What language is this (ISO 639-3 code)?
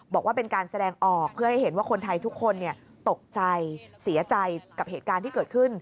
tha